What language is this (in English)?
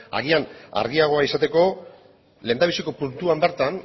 Basque